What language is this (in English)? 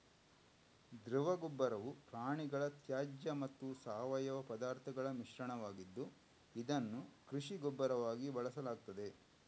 Kannada